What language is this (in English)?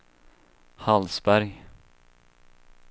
Swedish